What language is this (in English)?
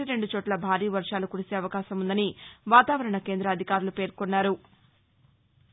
Telugu